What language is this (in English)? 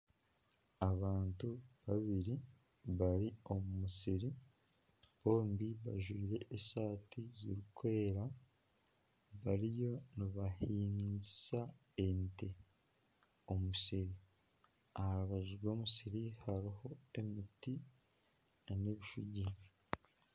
Nyankole